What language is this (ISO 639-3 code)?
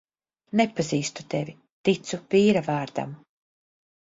lav